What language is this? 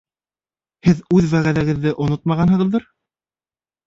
Bashkir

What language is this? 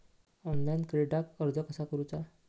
Marathi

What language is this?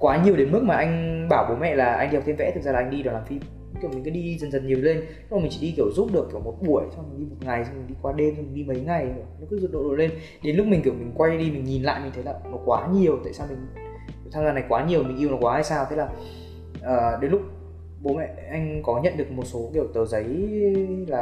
Vietnamese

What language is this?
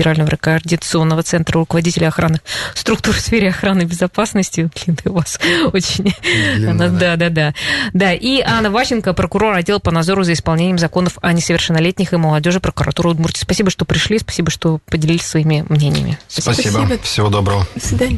Russian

